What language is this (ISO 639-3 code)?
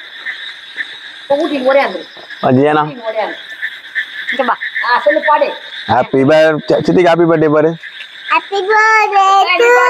ind